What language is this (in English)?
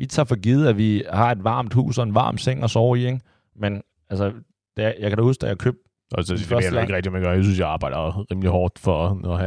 Danish